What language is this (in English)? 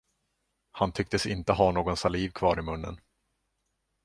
Swedish